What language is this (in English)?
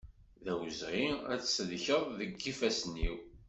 Kabyle